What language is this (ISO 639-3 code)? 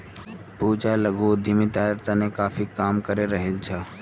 mag